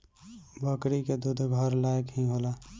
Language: Bhojpuri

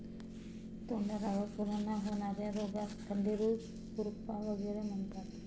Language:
Marathi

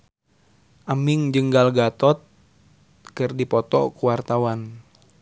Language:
Sundanese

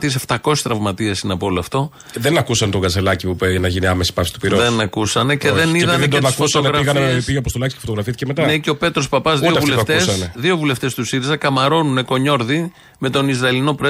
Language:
Greek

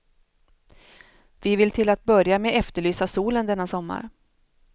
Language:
Swedish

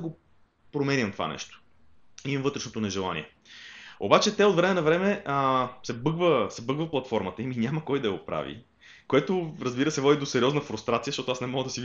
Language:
Bulgarian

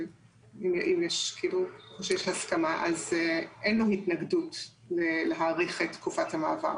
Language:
Hebrew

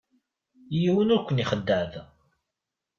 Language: Kabyle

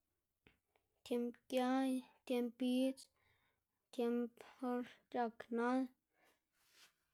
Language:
Xanaguía Zapotec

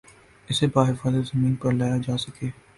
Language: Urdu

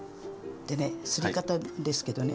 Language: Japanese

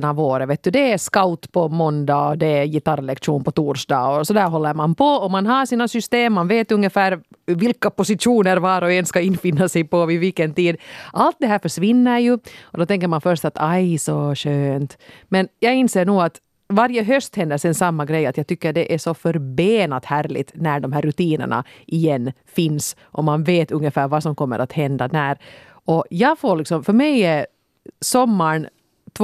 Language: Swedish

